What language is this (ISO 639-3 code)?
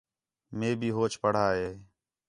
xhe